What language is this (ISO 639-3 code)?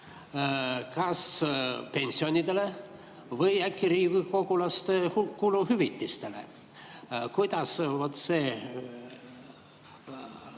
est